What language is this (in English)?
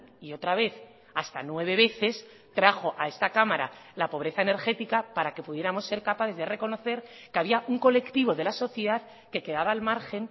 Spanish